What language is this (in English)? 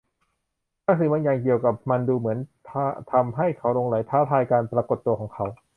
Thai